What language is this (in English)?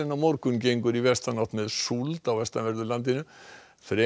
Icelandic